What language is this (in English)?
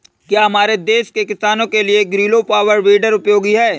Hindi